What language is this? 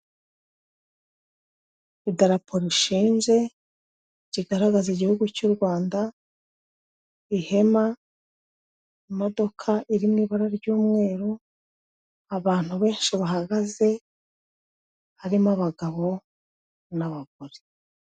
Kinyarwanda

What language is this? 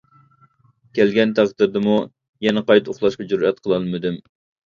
Uyghur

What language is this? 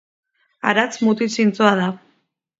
Basque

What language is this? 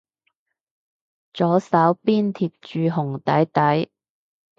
Cantonese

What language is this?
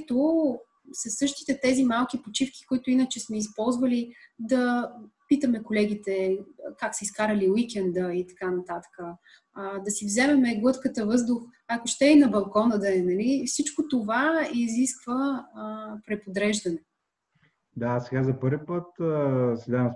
Bulgarian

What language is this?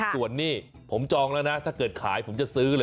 Thai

